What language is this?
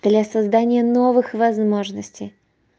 Russian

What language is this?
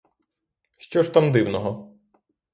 Ukrainian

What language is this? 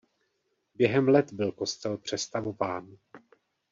Czech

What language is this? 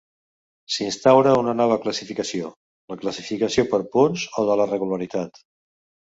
Catalan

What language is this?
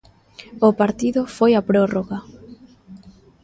Galician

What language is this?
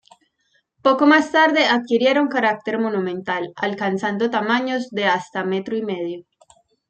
Spanish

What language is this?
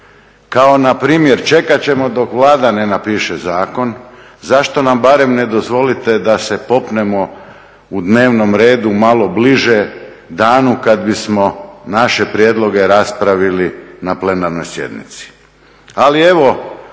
Croatian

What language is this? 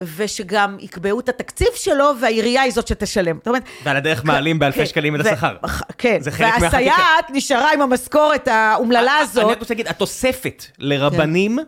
Hebrew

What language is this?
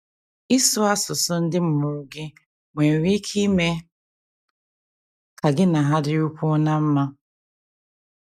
Igbo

